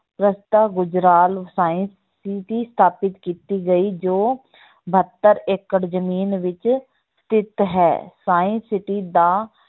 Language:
Punjabi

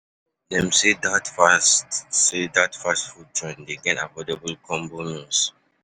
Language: Nigerian Pidgin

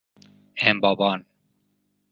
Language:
Persian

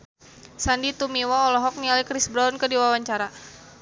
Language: Sundanese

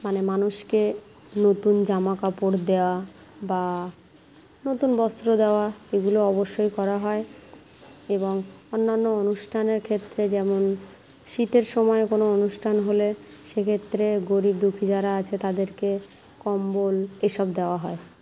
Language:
Bangla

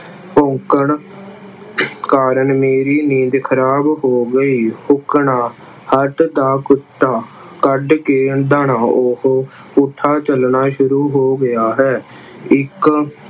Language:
Punjabi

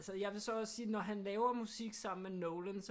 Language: Danish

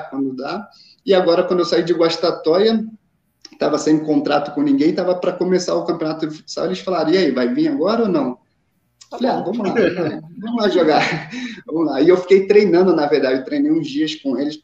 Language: Portuguese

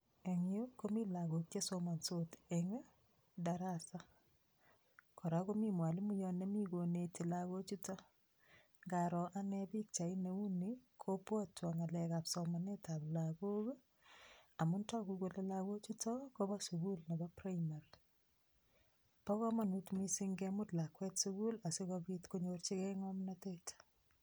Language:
Kalenjin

